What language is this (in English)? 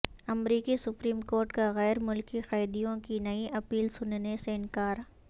Urdu